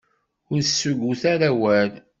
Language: Kabyle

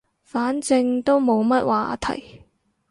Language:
Cantonese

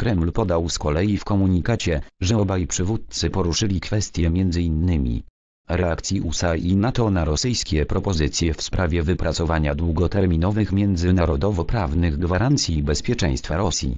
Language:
Polish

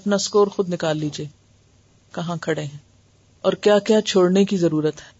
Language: Urdu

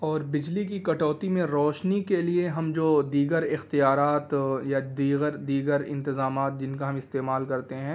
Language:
Urdu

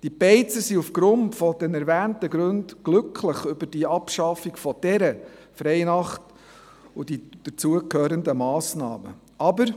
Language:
Swiss German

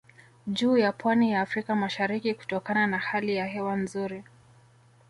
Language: Swahili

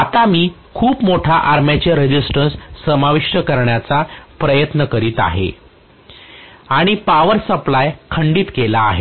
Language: Marathi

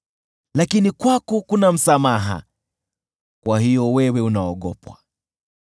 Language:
Swahili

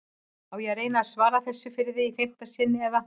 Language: Icelandic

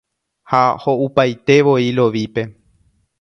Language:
Guarani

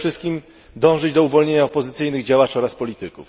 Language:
Polish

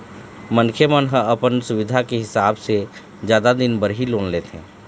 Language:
Chhattisgarhi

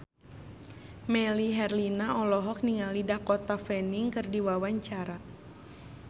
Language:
Sundanese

